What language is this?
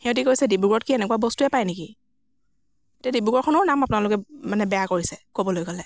Assamese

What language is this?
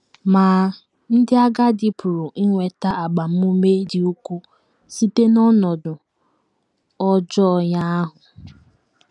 Igbo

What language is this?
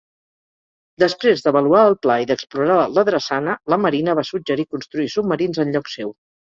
Catalan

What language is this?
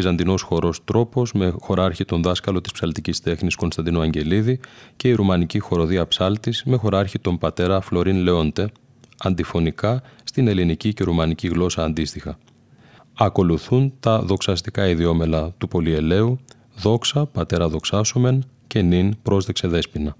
Greek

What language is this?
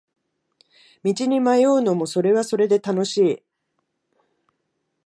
Japanese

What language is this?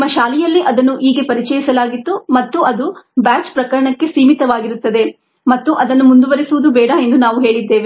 Kannada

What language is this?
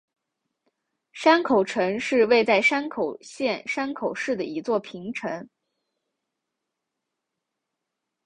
Chinese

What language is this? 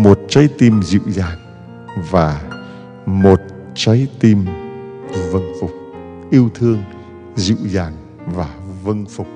Vietnamese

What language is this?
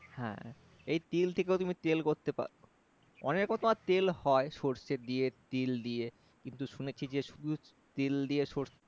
Bangla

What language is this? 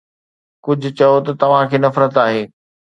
Sindhi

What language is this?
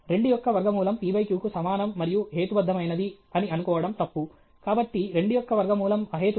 Telugu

